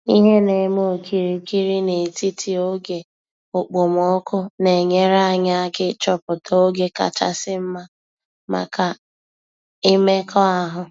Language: Igbo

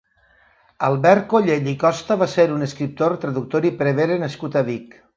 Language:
Catalan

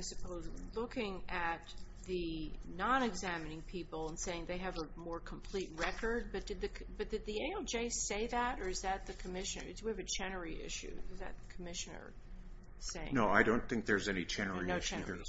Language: English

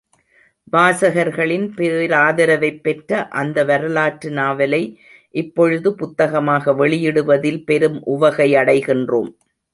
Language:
Tamil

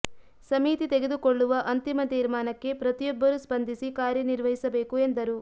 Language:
Kannada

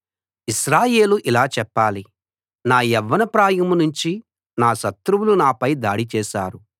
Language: Telugu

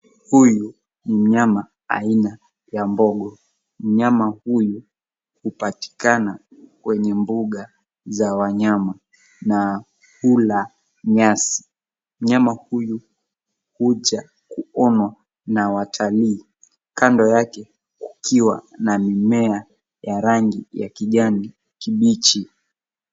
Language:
Swahili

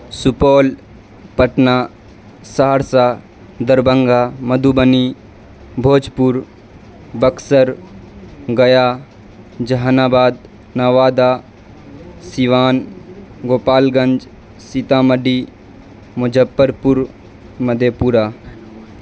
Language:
Urdu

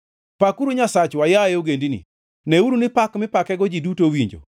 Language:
Luo (Kenya and Tanzania)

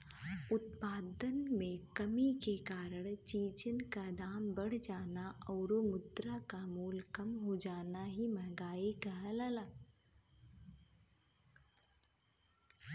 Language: Bhojpuri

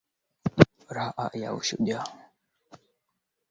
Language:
Swahili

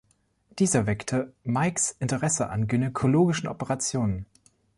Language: German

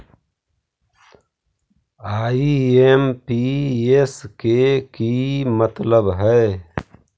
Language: Magahi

